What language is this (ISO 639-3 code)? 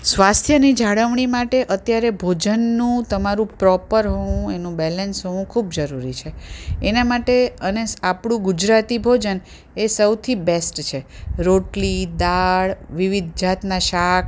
guj